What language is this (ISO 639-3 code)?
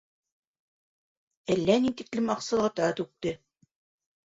bak